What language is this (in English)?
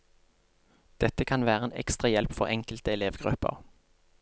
Norwegian